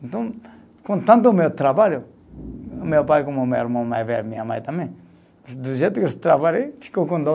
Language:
Portuguese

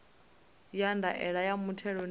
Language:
Venda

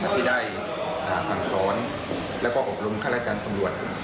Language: Thai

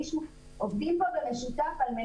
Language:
Hebrew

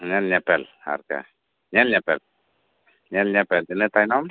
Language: Santali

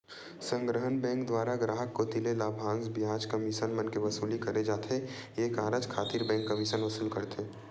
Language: Chhattisgarhi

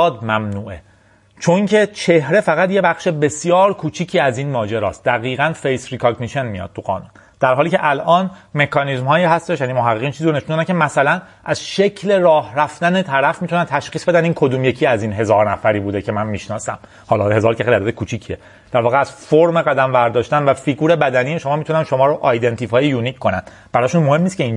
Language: Persian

